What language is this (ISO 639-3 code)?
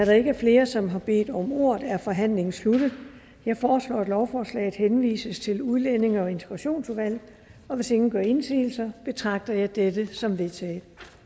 dan